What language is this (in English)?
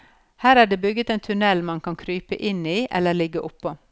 Norwegian